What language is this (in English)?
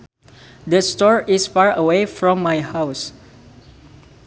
Sundanese